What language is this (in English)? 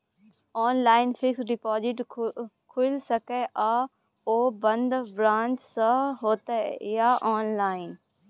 Maithili